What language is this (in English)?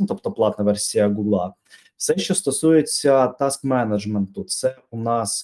Ukrainian